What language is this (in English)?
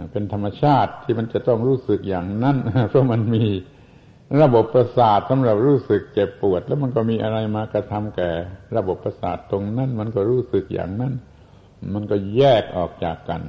Thai